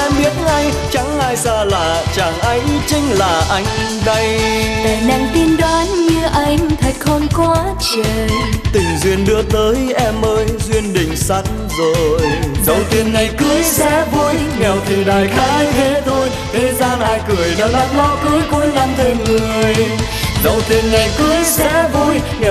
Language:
Vietnamese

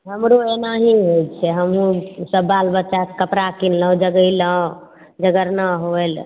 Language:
Maithili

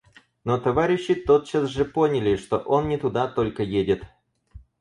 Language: Russian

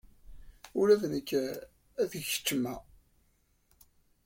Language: Kabyle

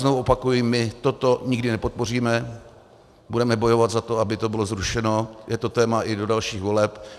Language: Czech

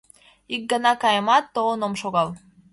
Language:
Mari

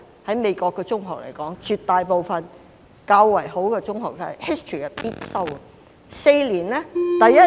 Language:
Cantonese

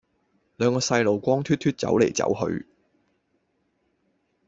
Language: Cantonese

